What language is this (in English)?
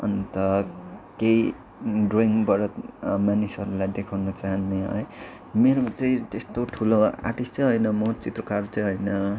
Nepali